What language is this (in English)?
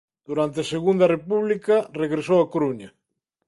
Galician